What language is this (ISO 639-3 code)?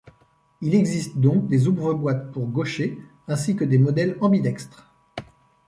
fra